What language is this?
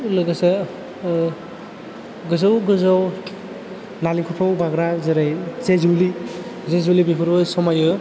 Bodo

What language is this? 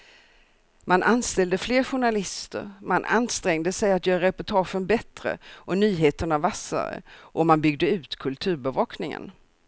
Swedish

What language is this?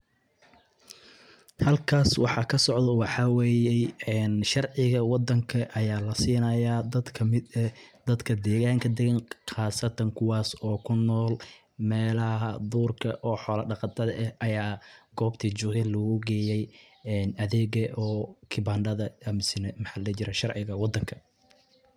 Somali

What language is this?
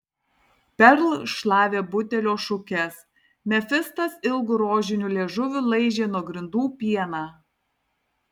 Lithuanian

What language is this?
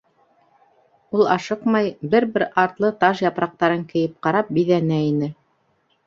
Bashkir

